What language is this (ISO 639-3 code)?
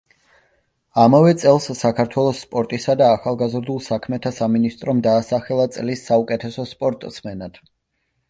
kat